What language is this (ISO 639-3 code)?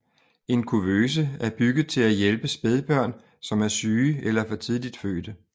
dan